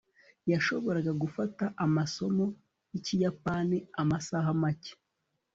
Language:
Kinyarwanda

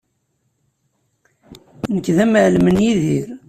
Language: Kabyle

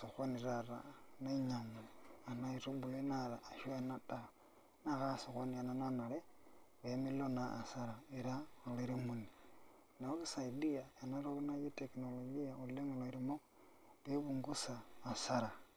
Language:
Masai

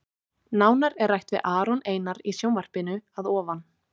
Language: Icelandic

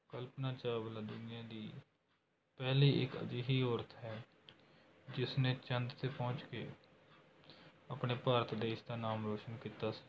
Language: Punjabi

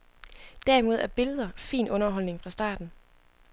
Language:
Danish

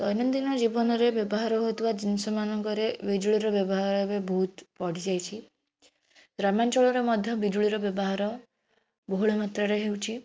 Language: Odia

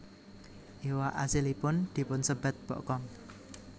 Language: Javanese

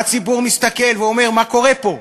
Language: Hebrew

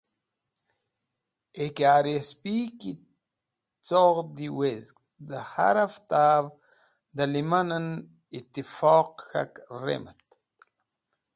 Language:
Wakhi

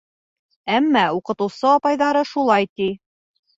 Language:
Bashkir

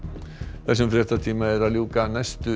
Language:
Icelandic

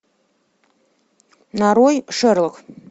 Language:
Russian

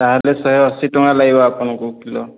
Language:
Odia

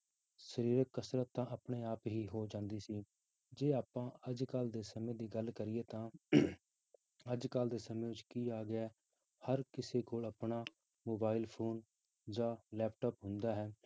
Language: Punjabi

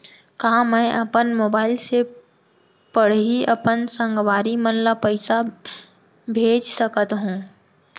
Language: Chhattisgarhi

